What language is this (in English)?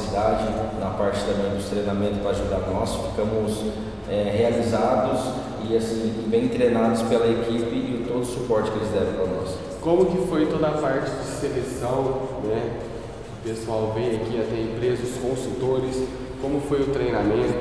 Portuguese